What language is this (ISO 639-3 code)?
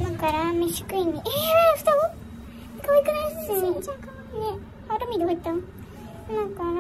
jpn